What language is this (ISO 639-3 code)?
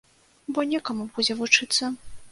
bel